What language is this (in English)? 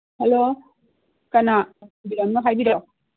Manipuri